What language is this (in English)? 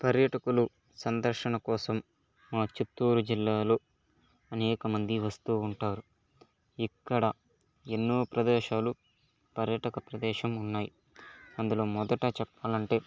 Telugu